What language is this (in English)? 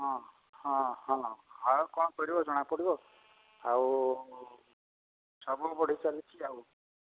Odia